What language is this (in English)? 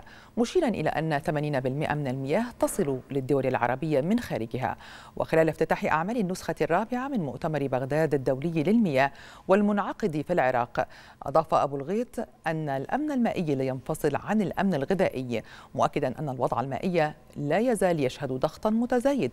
Arabic